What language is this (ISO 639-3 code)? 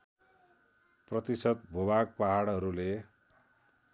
nep